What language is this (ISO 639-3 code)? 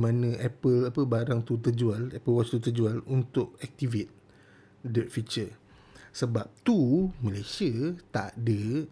msa